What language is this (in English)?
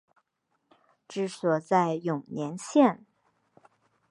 Chinese